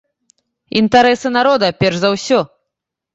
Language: Belarusian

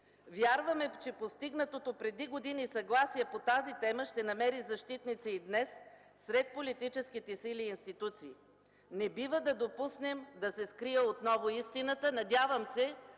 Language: Bulgarian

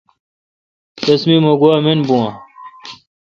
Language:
Kalkoti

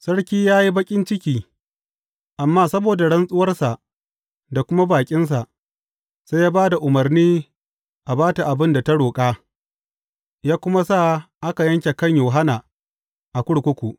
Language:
Hausa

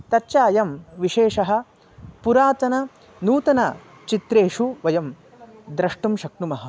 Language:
Sanskrit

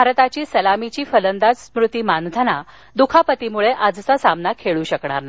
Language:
Marathi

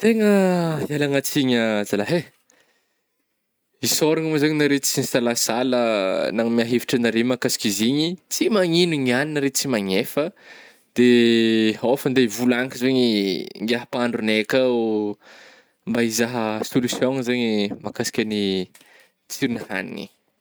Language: Northern Betsimisaraka Malagasy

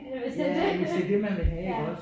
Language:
Danish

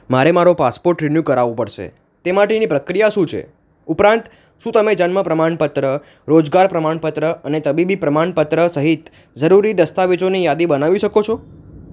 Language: Gujarati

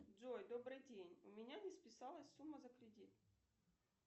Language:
Russian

